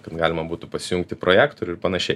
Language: Lithuanian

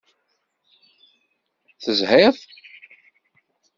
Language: Kabyle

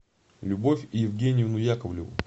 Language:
Russian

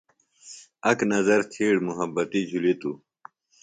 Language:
Phalura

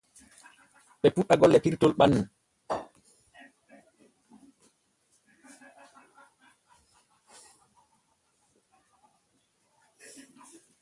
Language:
Borgu Fulfulde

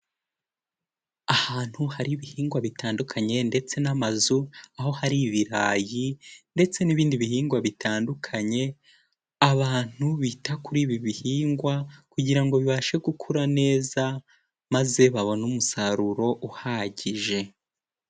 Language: Kinyarwanda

